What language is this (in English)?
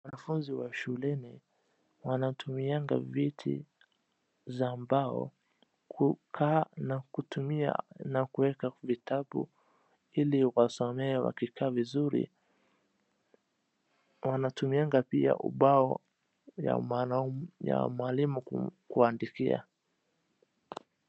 Swahili